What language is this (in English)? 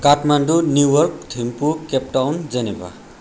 Nepali